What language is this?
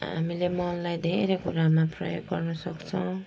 Nepali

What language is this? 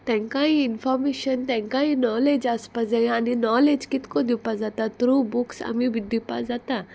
Konkani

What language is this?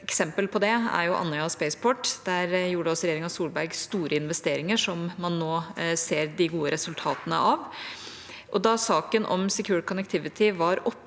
Norwegian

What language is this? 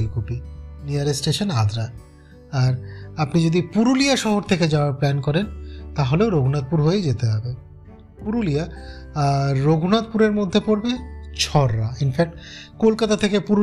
Bangla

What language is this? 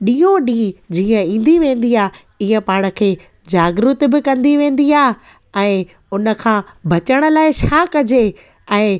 Sindhi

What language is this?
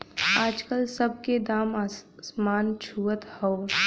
Bhojpuri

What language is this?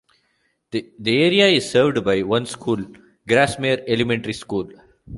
English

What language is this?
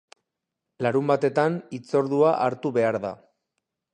Basque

